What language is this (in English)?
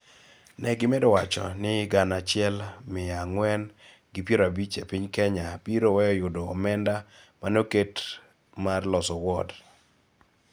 Luo (Kenya and Tanzania)